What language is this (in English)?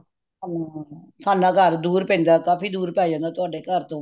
Punjabi